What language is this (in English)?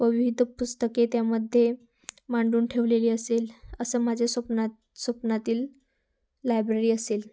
Marathi